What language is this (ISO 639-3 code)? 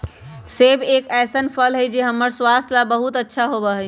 mag